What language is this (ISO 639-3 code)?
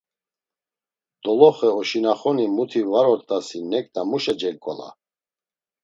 lzz